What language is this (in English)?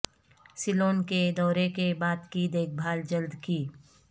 Urdu